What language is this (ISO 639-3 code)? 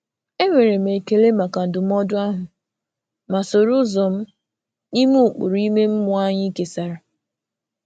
ibo